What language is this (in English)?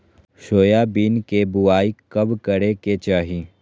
Magahi